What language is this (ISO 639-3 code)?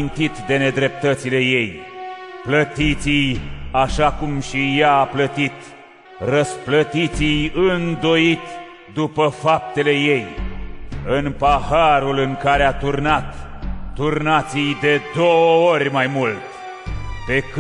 ron